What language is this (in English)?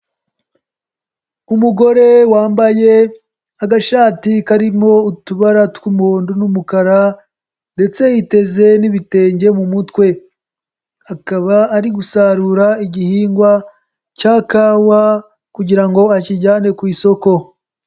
Kinyarwanda